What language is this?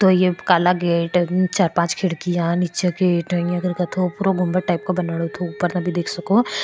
Marwari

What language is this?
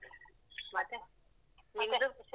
Kannada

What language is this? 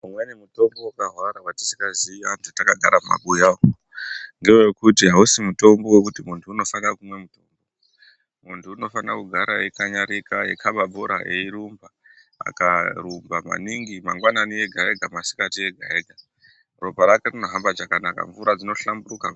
Ndau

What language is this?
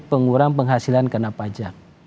Indonesian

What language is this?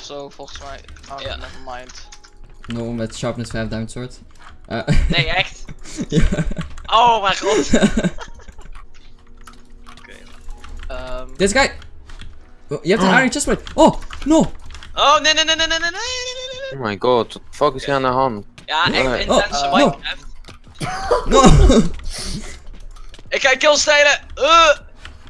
Dutch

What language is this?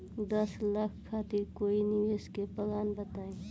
Bhojpuri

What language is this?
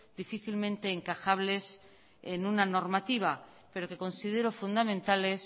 Spanish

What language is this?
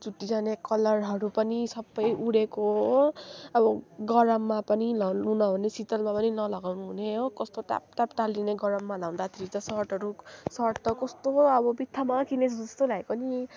Nepali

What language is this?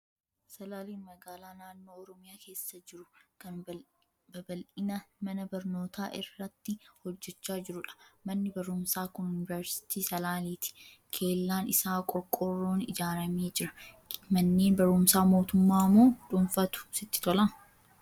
Oromo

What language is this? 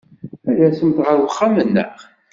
Kabyle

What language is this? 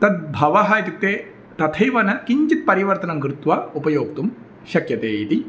Sanskrit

